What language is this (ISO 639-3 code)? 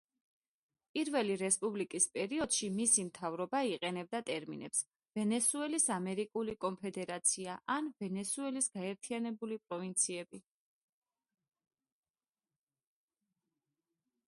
kat